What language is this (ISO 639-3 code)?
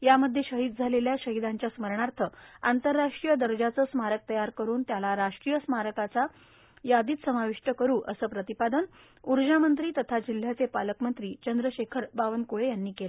mar